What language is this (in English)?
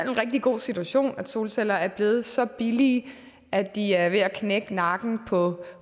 Danish